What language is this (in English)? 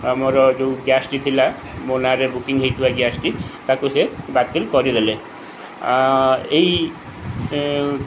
Odia